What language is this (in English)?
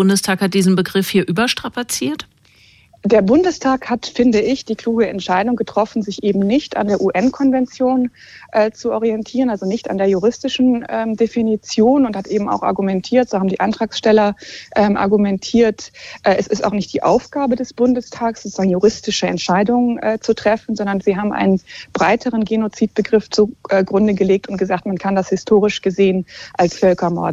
German